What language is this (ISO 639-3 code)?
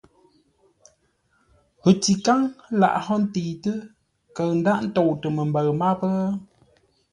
nla